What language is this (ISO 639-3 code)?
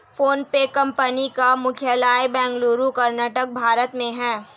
hin